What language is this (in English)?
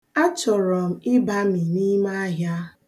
Igbo